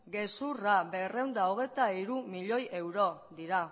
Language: Basque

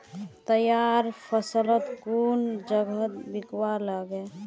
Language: Magahi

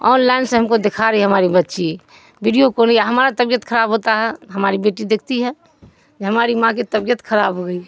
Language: Urdu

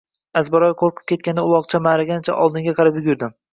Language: Uzbek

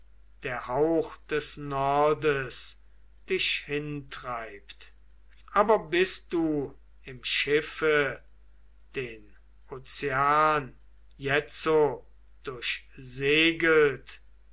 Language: German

